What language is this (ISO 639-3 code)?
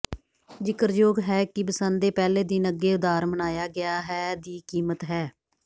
pan